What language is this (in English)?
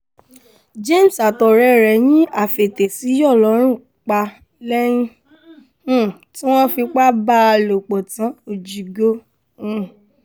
Yoruba